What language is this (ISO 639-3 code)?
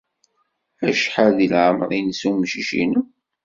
kab